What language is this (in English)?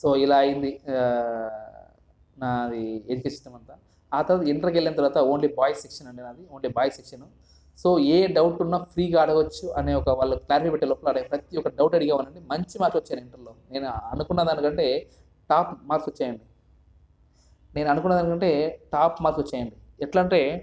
Telugu